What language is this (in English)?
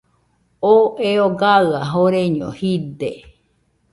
Nüpode Huitoto